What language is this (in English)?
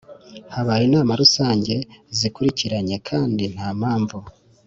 Kinyarwanda